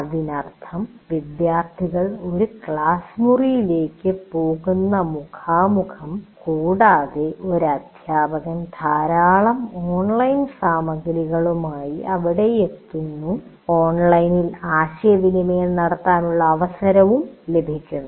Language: Malayalam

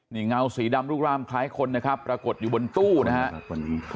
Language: Thai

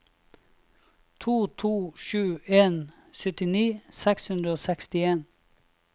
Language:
Norwegian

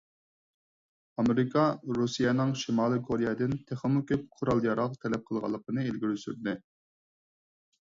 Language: Uyghur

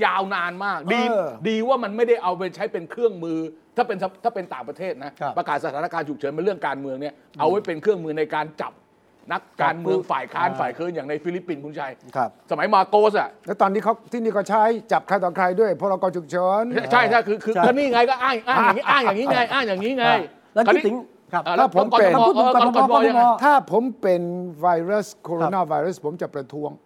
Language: Thai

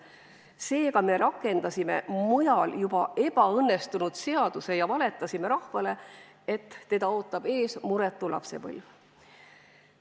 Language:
Estonian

